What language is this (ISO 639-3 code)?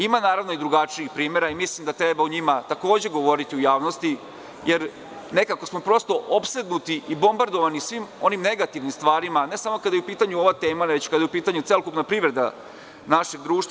srp